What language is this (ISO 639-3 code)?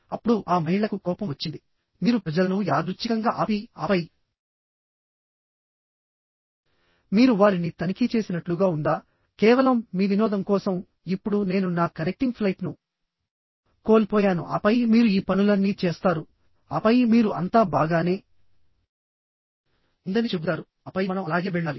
tel